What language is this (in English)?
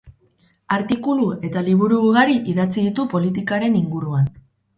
Basque